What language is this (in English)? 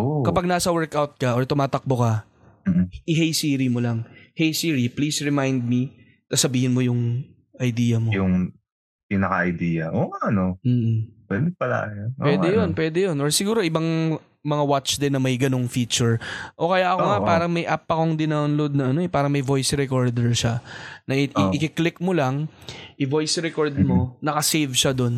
Filipino